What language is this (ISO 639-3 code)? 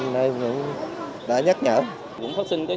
vie